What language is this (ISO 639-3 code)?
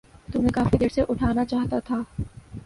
urd